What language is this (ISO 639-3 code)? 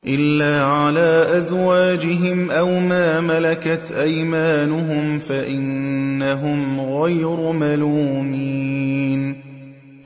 ara